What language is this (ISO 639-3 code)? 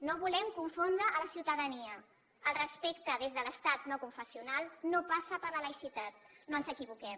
cat